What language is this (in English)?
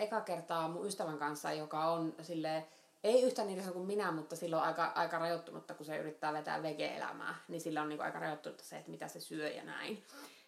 Finnish